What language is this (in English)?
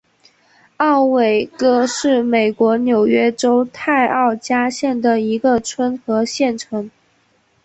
Chinese